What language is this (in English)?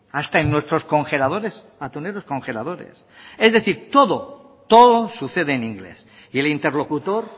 Spanish